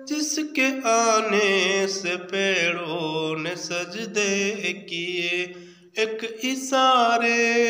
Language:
Romanian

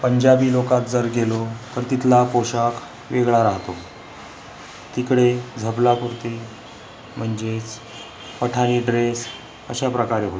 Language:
Marathi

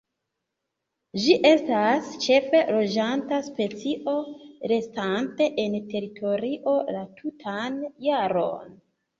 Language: Esperanto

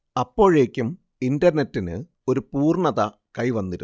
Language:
Malayalam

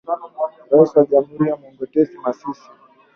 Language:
Swahili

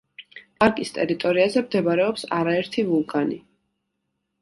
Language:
Georgian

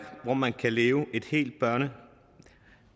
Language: Danish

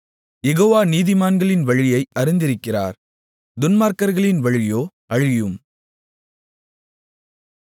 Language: Tamil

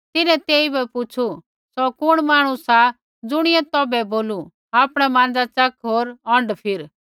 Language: Kullu Pahari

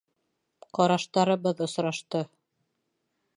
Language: Bashkir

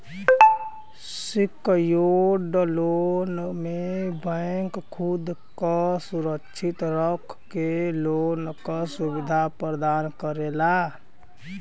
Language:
Bhojpuri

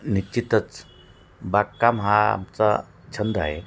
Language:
Marathi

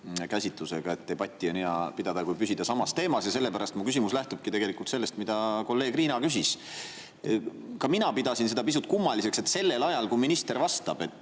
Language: Estonian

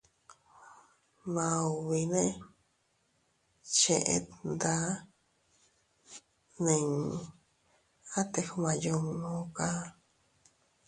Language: Teutila Cuicatec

